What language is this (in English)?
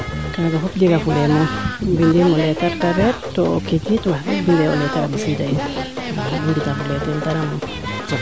Serer